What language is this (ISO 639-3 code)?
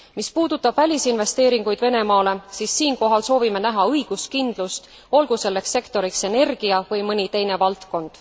est